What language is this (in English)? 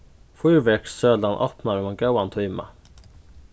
Faroese